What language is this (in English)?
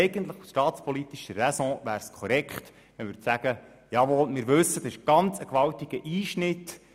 Swiss German